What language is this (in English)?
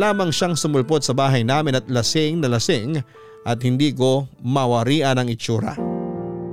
Filipino